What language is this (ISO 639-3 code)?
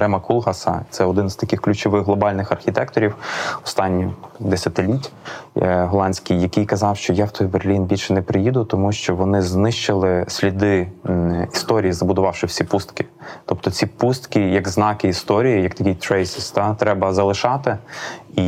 ukr